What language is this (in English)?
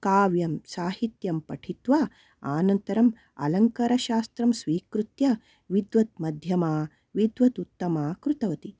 Sanskrit